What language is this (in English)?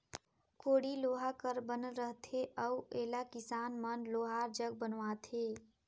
Chhattisgarhi